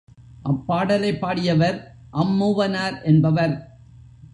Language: Tamil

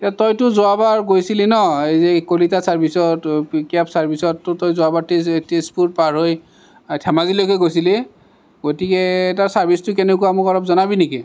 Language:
Assamese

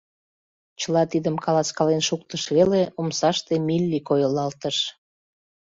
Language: Mari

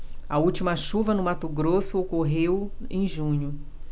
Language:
Portuguese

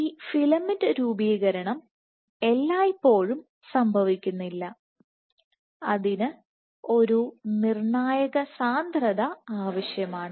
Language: Malayalam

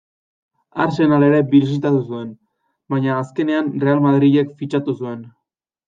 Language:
Basque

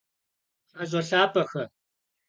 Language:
Kabardian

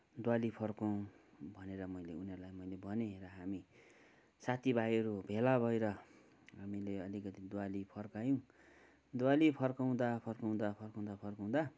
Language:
Nepali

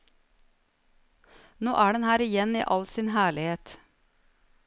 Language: Norwegian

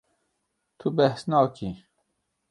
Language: Kurdish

